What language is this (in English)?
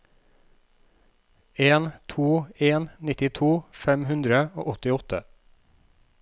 Norwegian